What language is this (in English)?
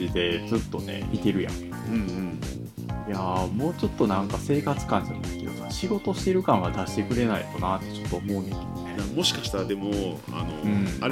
Japanese